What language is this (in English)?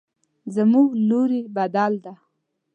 Pashto